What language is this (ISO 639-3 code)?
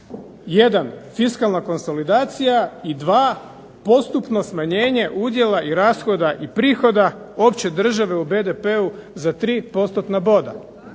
hrv